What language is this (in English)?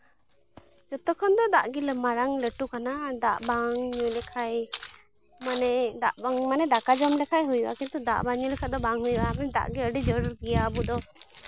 Santali